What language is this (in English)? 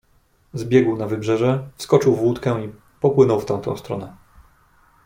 Polish